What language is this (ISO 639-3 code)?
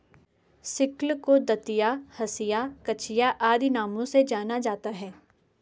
hin